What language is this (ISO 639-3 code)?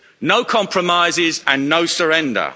eng